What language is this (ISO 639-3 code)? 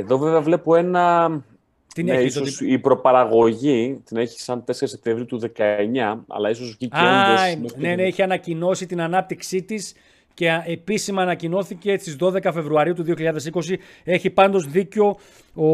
ell